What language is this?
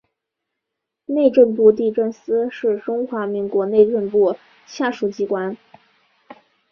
Chinese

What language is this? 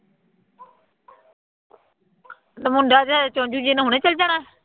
Punjabi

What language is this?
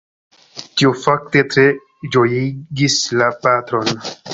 Esperanto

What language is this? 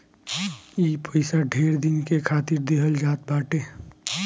Bhojpuri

